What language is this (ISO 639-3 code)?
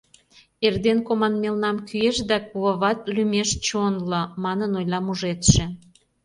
chm